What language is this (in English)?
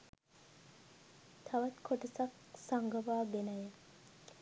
Sinhala